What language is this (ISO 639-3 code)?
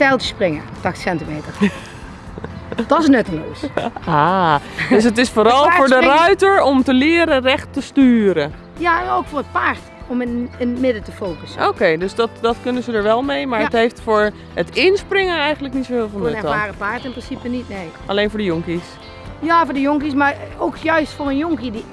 nld